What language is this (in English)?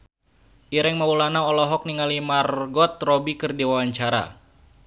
Sundanese